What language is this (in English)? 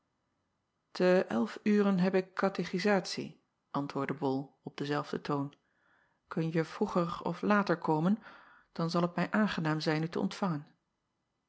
Dutch